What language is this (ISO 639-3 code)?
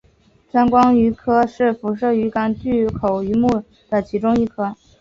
zho